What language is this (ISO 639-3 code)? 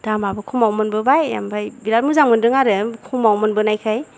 brx